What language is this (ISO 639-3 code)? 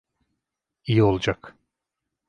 tur